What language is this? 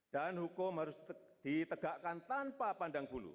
Indonesian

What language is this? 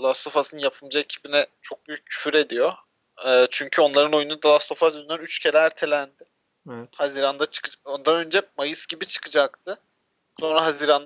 Turkish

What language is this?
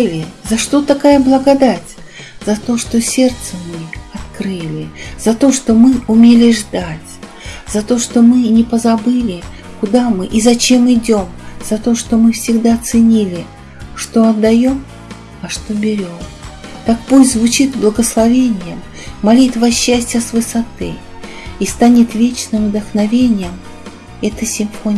Russian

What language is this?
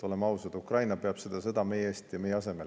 Estonian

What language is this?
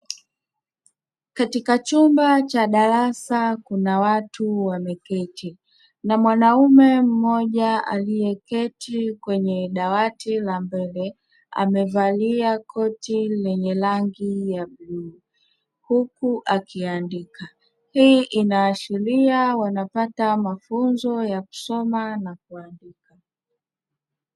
Swahili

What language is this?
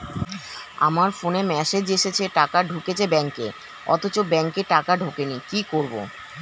Bangla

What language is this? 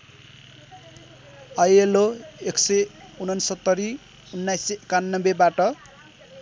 Nepali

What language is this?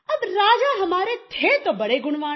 Hindi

